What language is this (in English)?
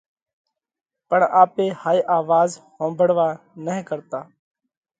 Parkari Koli